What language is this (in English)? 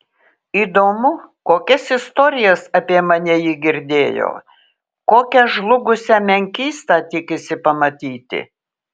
Lithuanian